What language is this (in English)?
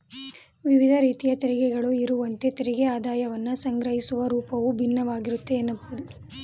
Kannada